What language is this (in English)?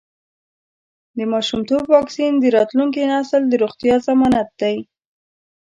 Pashto